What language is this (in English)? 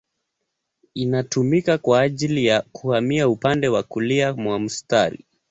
Swahili